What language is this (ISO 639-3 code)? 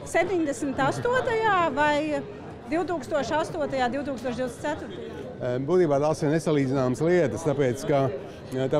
lav